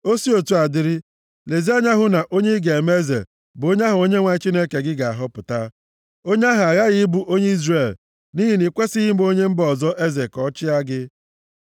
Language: Igbo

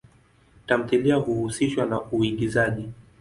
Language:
Swahili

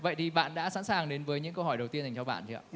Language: Vietnamese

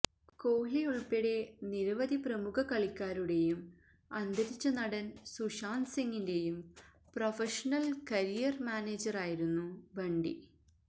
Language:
Malayalam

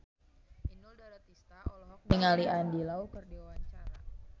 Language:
Sundanese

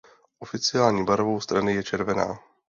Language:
Czech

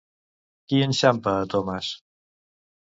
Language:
Catalan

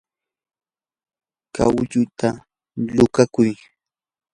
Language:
Yanahuanca Pasco Quechua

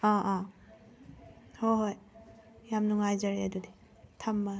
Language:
Manipuri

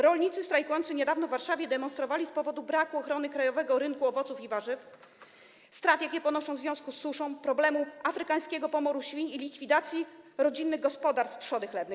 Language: Polish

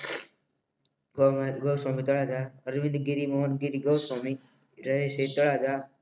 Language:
Gujarati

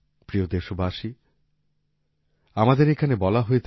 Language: Bangla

